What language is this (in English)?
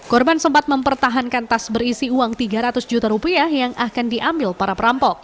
Indonesian